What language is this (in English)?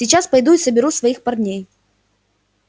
Russian